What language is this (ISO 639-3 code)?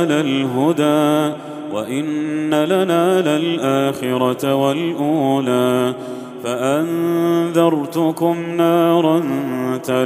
ara